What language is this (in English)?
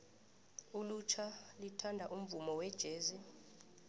South Ndebele